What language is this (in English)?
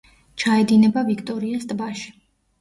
Georgian